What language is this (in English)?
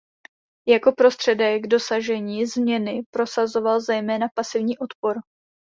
Czech